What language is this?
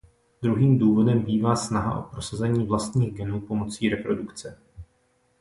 Czech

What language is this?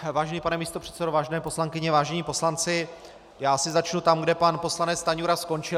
Czech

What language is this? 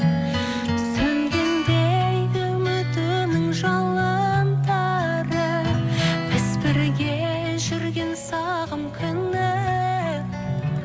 Kazakh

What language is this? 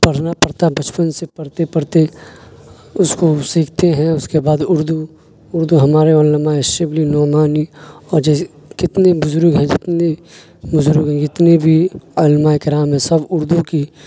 Urdu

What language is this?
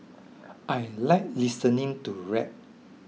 English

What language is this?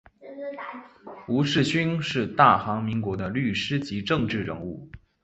Chinese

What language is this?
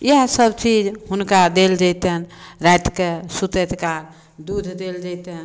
Maithili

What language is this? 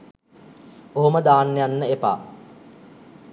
Sinhala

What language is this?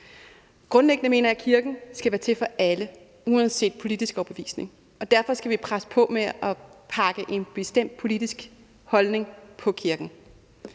Danish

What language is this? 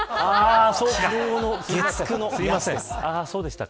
Japanese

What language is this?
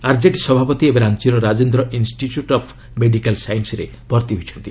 Odia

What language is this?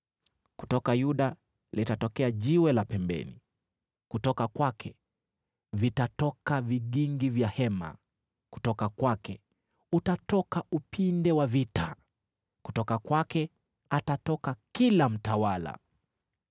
Swahili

